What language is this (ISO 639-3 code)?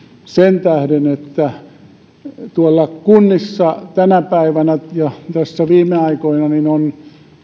fin